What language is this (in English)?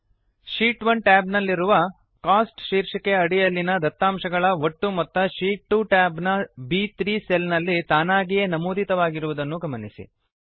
Kannada